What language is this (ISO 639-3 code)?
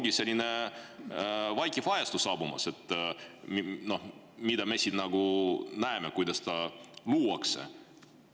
est